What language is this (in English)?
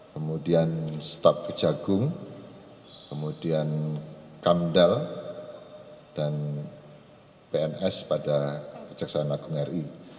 Indonesian